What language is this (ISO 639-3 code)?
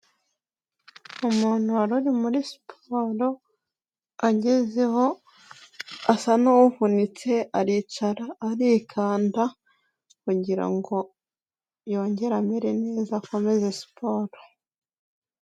kin